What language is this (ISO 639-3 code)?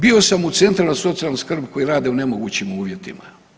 hrv